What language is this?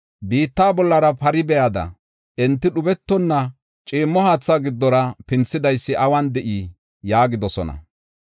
Gofa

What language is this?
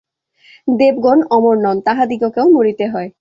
Bangla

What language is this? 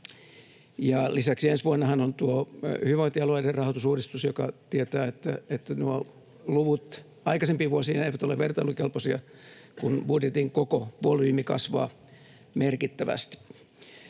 Finnish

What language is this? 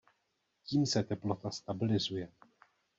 Czech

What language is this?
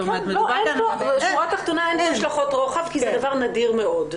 Hebrew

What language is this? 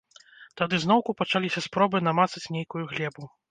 Belarusian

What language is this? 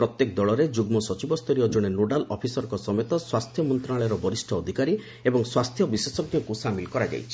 Odia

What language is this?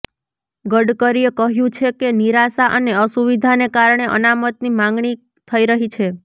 Gujarati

